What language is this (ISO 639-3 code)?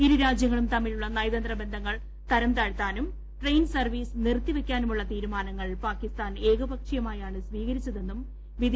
mal